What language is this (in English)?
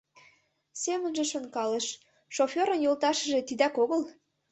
Mari